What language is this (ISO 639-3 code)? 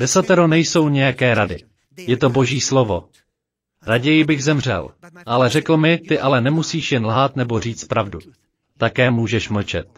ces